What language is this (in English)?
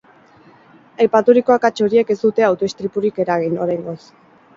Basque